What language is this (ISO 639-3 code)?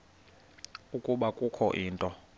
xho